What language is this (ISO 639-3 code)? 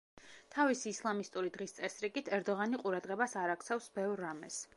kat